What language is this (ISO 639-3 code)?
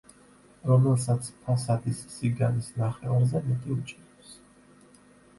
kat